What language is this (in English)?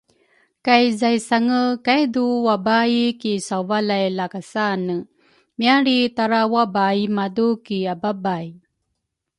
Rukai